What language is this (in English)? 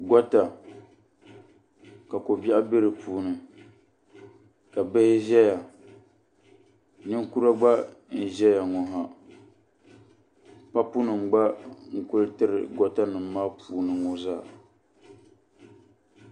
Dagbani